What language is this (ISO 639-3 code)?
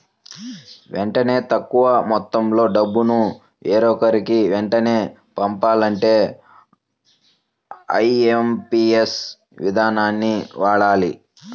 tel